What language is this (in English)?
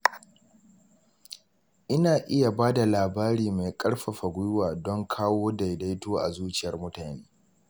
Hausa